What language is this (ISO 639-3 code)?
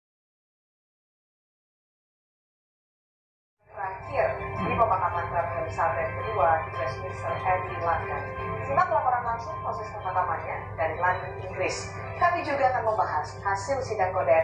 ind